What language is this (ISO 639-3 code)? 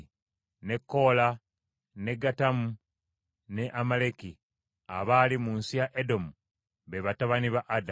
lug